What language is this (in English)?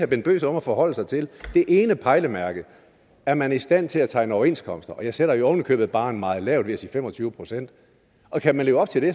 Danish